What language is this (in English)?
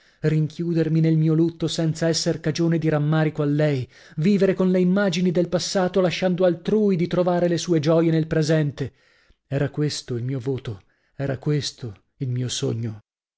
Italian